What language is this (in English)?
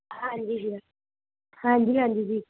Punjabi